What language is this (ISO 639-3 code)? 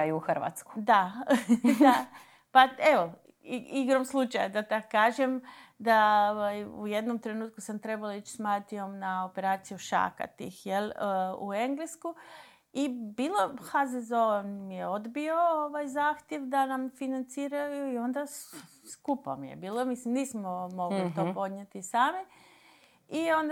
hrv